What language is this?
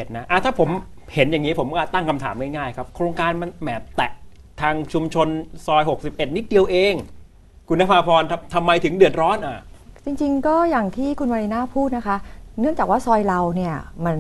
Thai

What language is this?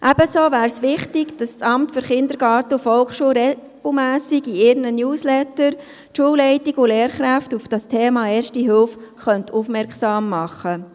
Swiss German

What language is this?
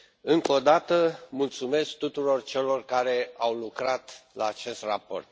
Romanian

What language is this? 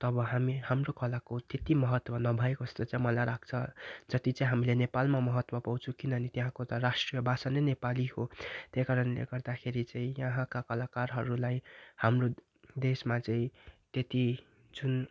Nepali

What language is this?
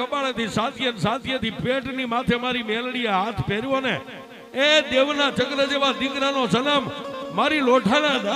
Gujarati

